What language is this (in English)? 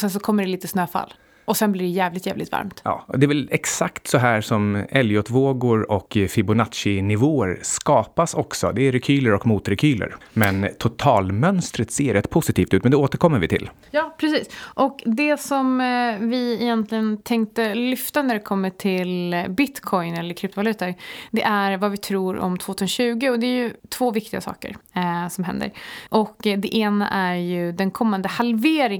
Swedish